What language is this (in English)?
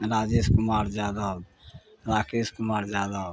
Maithili